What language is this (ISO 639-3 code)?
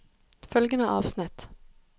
nor